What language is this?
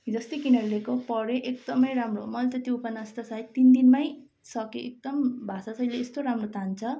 Nepali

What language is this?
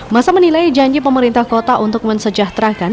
Indonesian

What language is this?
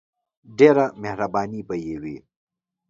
Pashto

